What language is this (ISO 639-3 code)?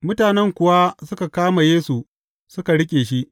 hau